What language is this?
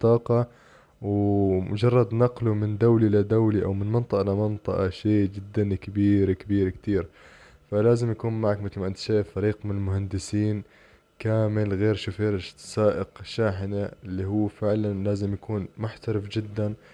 Arabic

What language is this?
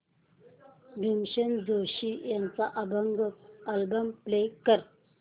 Marathi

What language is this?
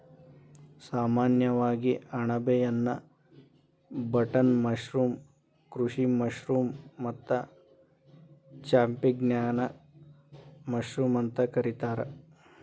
Kannada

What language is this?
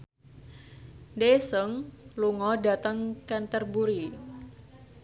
Javanese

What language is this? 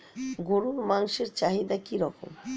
Bangla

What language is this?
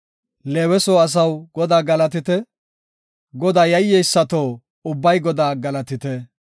Gofa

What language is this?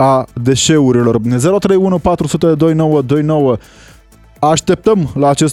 Romanian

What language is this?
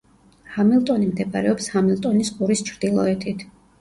Georgian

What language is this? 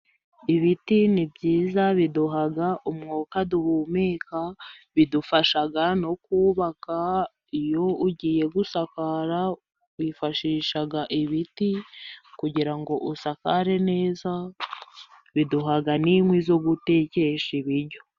Kinyarwanda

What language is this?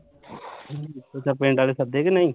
Punjabi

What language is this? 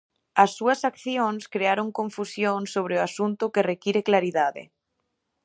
Galician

